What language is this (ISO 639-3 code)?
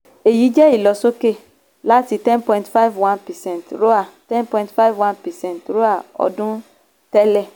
yor